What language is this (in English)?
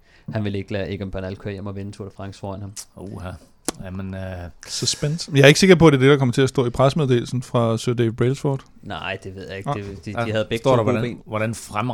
Danish